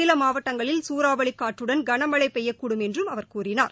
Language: Tamil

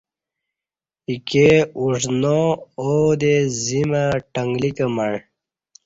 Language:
Kati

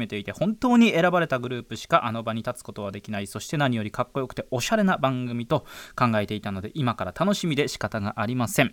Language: Japanese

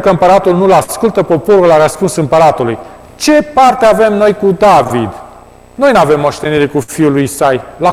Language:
Romanian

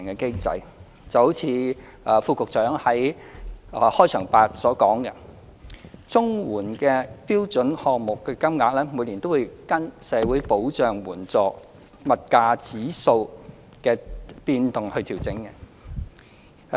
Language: Cantonese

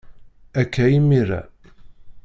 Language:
Kabyle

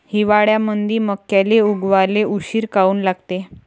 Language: Marathi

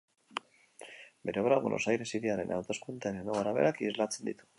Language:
Basque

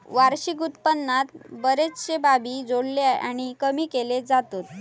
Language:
Marathi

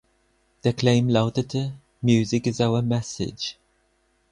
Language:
German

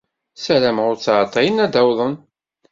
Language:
Kabyle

